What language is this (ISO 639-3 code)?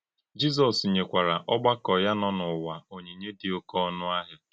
ibo